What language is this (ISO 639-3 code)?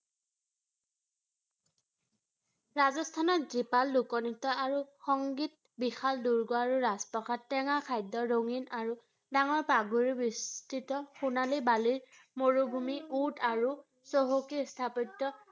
asm